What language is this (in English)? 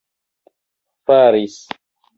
Esperanto